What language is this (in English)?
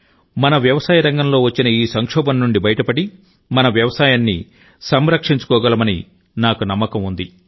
Telugu